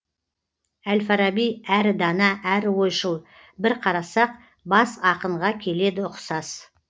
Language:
Kazakh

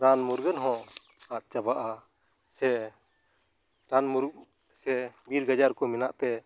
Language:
Santali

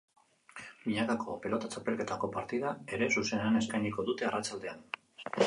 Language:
Basque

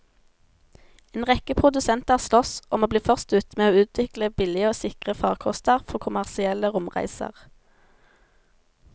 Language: Norwegian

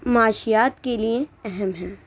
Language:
Urdu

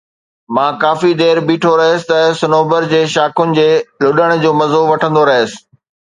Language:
Sindhi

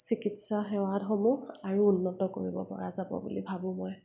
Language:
Assamese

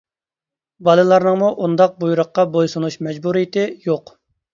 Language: Uyghur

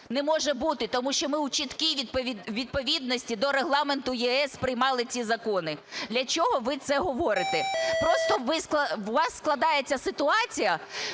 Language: Ukrainian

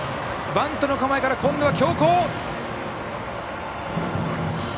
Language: Japanese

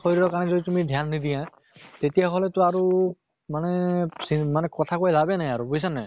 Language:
Assamese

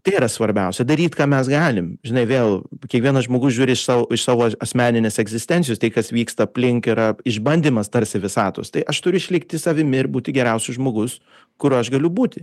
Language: Lithuanian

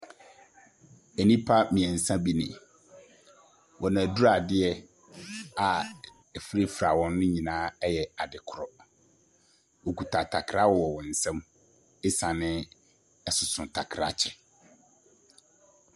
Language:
Akan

